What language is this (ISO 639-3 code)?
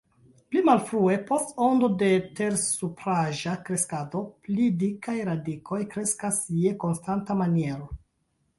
epo